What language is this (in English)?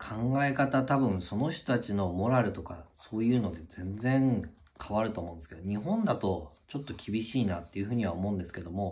Japanese